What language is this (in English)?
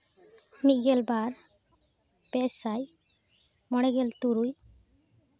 Santali